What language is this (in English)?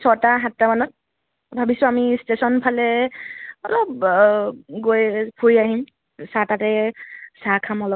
Assamese